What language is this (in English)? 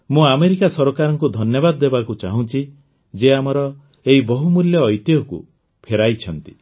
Odia